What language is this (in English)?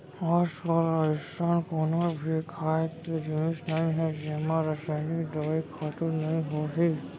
Chhattisgarhi